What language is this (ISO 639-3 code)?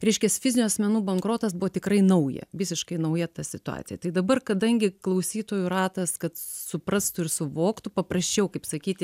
lit